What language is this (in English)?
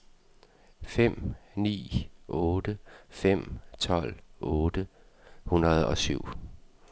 Danish